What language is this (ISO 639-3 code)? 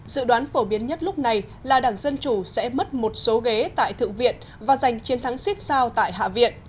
vie